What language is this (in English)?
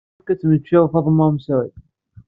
Kabyle